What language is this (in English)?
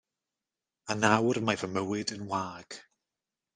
Welsh